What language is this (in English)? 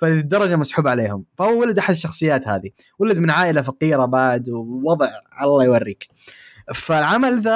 Arabic